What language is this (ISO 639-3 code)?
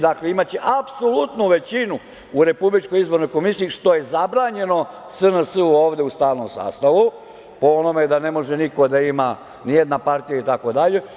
srp